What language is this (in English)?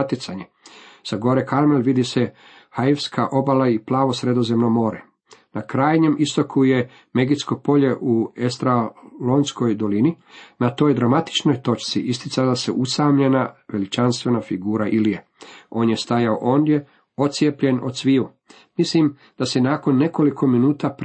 Croatian